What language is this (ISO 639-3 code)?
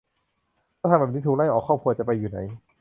tha